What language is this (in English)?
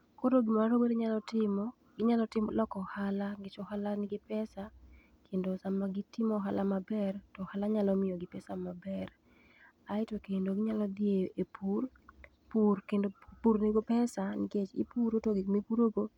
Luo (Kenya and Tanzania)